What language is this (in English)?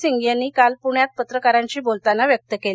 Marathi